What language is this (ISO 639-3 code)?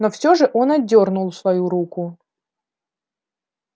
rus